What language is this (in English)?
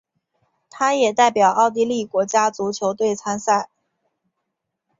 Chinese